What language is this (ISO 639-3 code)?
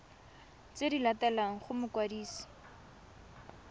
tsn